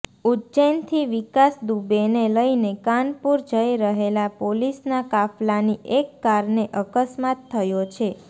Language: Gujarati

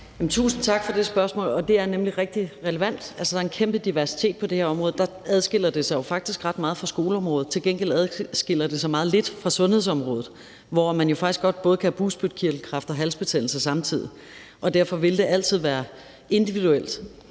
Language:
Danish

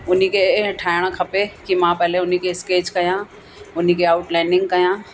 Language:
Sindhi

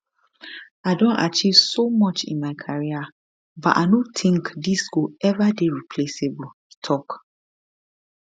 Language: Nigerian Pidgin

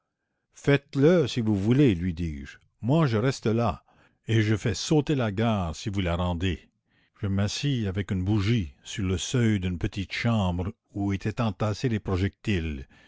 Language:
French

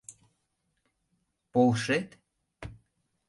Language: Mari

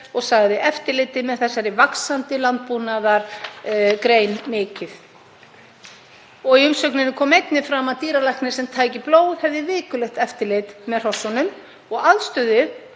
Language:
Icelandic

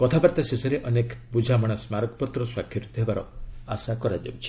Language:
Odia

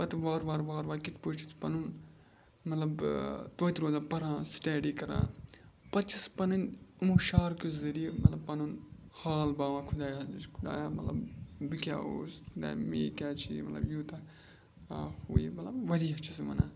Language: Kashmiri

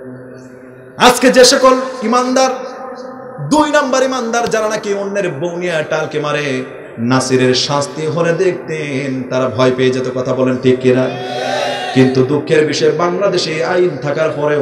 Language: Arabic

